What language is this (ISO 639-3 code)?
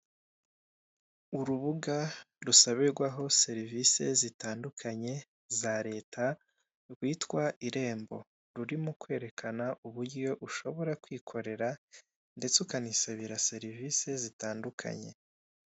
kin